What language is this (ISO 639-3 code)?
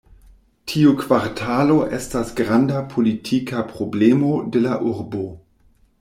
epo